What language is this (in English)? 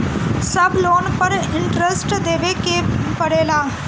Bhojpuri